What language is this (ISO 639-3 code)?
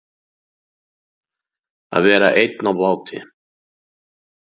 isl